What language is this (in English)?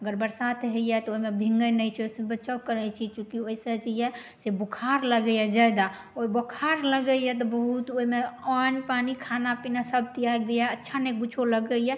Maithili